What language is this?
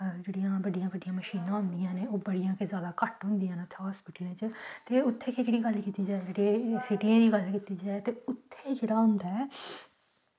Dogri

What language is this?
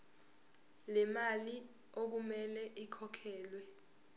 Zulu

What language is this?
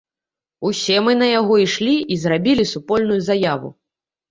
Belarusian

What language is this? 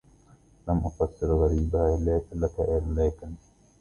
Arabic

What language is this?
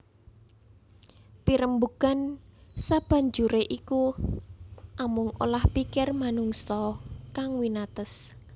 Javanese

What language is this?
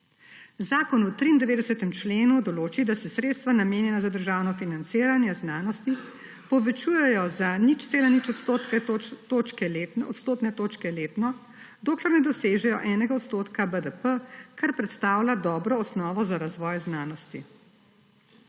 Slovenian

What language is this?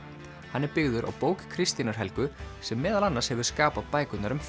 Icelandic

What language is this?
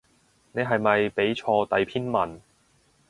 Cantonese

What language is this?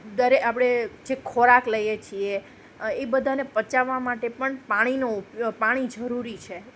Gujarati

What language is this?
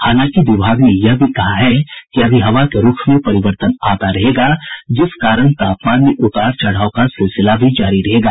Hindi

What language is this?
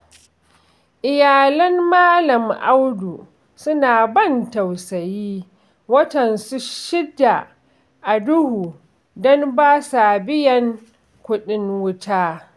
Hausa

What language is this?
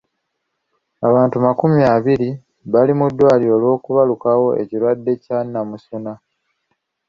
Ganda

